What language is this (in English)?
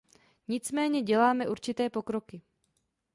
Czech